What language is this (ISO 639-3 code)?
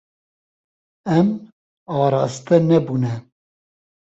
kur